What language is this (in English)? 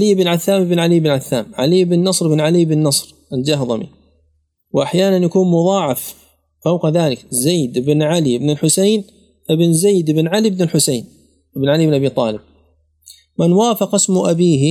Arabic